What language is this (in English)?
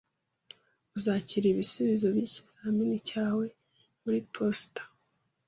Kinyarwanda